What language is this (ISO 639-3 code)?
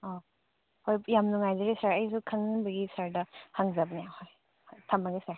mni